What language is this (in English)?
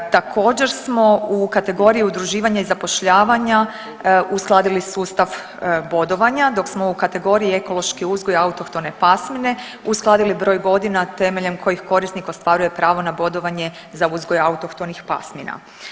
Croatian